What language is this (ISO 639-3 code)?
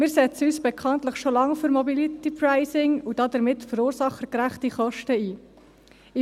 gsw